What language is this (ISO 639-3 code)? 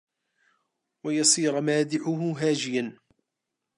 ara